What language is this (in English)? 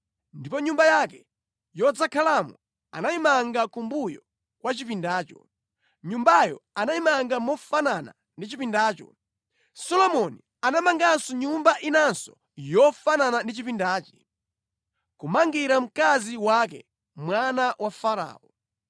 Nyanja